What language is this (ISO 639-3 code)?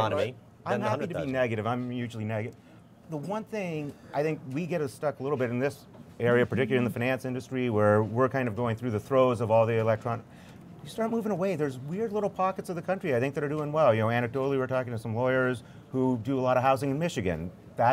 eng